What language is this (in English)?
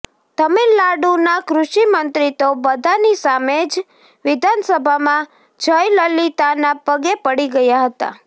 Gujarati